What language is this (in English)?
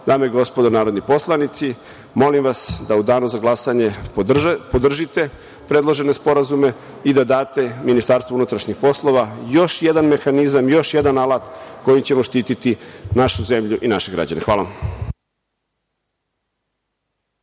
Serbian